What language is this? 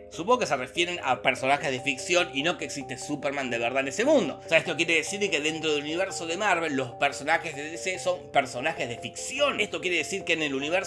Spanish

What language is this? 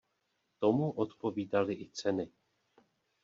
Czech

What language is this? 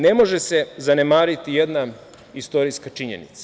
Serbian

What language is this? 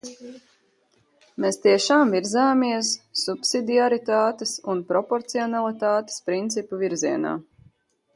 Latvian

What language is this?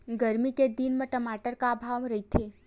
Chhattisgarhi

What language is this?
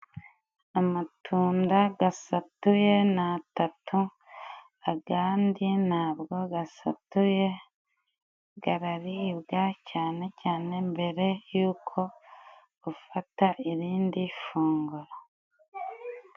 Kinyarwanda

